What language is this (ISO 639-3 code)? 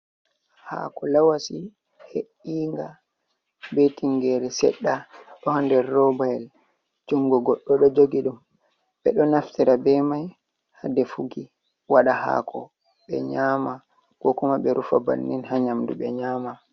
ful